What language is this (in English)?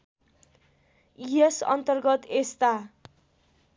Nepali